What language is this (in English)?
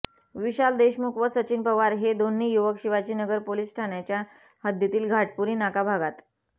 Marathi